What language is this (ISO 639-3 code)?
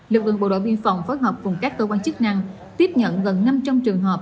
vie